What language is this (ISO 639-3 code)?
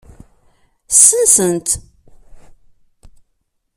kab